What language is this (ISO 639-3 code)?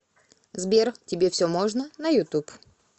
rus